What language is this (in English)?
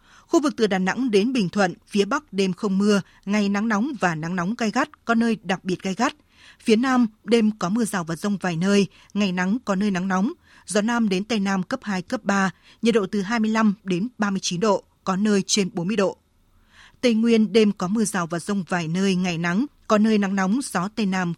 Vietnamese